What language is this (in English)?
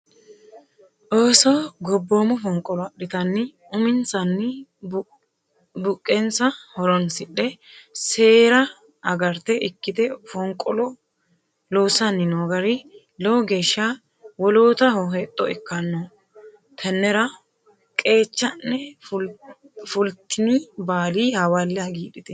Sidamo